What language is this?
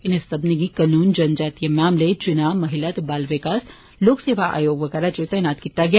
Dogri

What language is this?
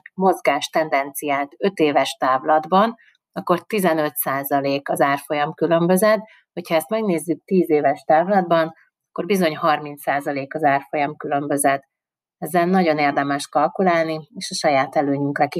Hungarian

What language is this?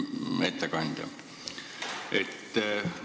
Estonian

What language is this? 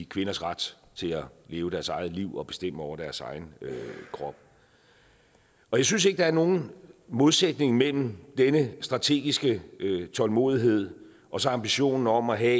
Danish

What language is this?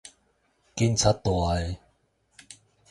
Min Nan Chinese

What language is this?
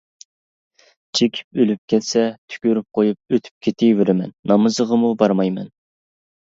Uyghur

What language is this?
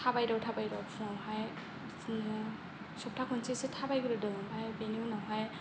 Bodo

